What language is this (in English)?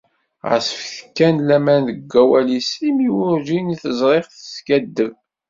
Kabyle